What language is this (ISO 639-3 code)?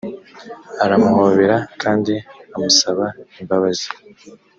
kin